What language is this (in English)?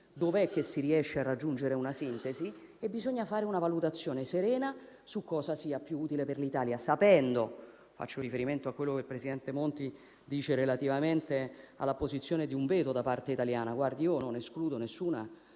Italian